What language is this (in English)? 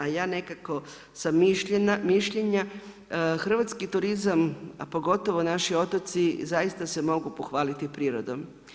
Croatian